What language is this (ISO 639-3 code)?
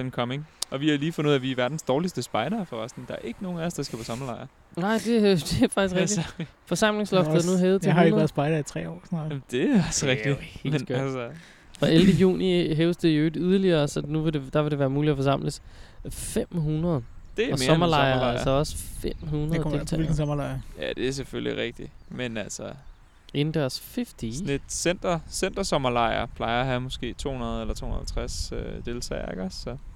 dan